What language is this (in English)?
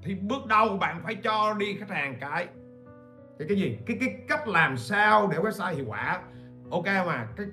Vietnamese